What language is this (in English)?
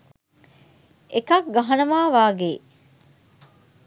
Sinhala